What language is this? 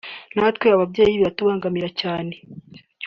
Kinyarwanda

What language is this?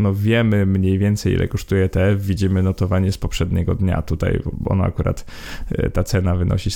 Polish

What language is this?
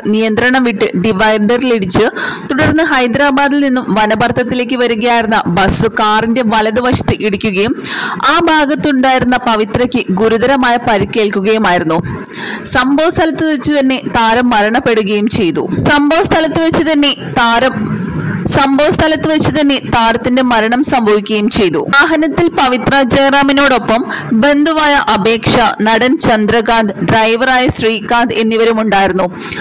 Malayalam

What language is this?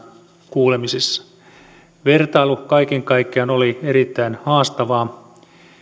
Finnish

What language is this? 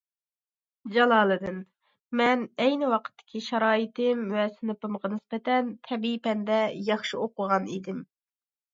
Uyghur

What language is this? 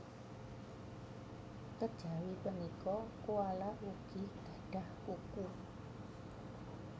Javanese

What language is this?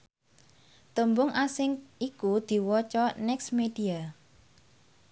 Javanese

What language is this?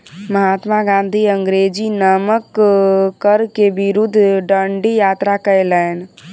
Maithili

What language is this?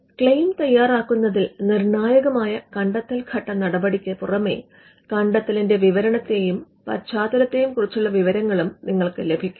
Malayalam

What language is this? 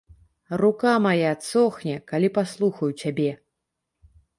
Belarusian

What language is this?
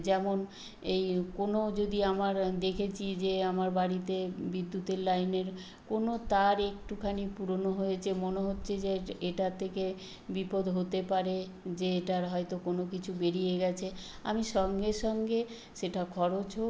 Bangla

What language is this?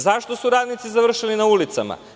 Serbian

